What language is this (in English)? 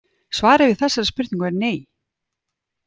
Icelandic